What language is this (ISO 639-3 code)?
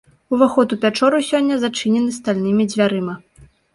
bel